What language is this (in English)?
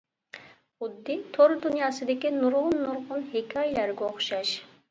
Uyghur